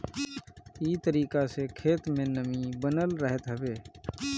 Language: Bhojpuri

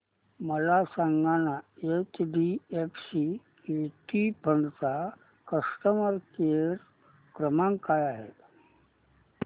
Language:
Marathi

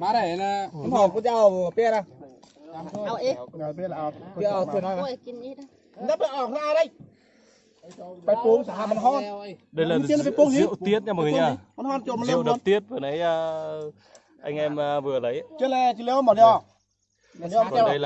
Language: Vietnamese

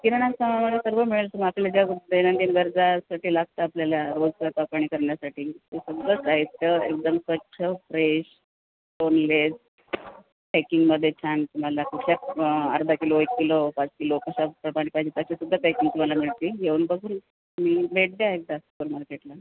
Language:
Marathi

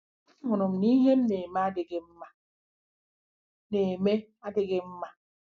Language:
Igbo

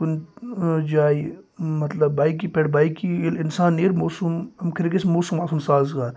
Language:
Kashmiri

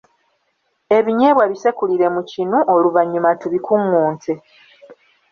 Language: Ganda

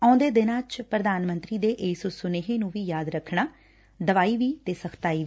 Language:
Punjabi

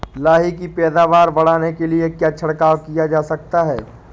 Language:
Hindi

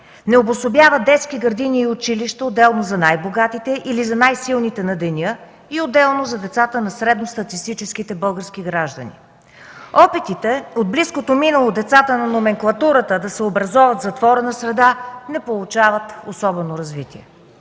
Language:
Bulgarian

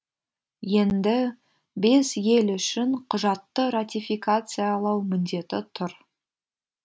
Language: Kazakh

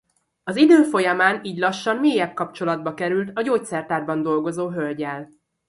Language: Hungarian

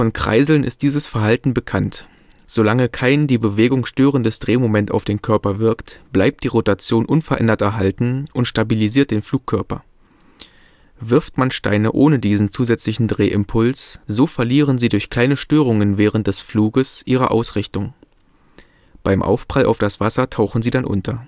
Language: German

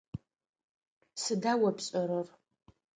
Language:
Adyghe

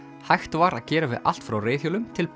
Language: Icelandic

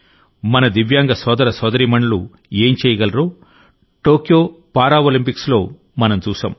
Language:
Telugu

